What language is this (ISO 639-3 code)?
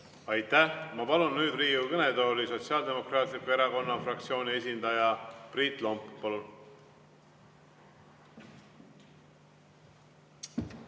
est